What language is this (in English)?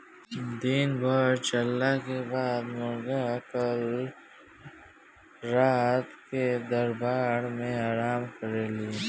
Bhojpuri